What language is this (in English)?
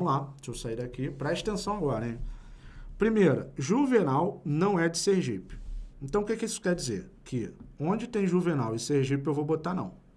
Portuguese